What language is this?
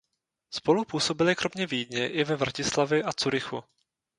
Czech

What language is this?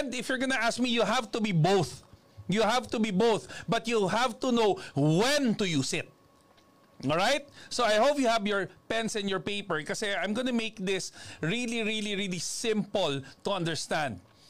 Filipino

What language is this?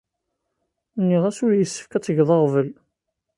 Kabyle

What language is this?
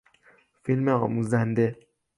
Persian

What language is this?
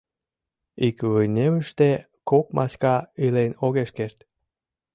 Mari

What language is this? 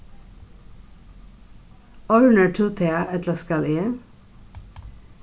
Faroese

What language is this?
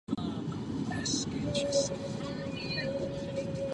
Czech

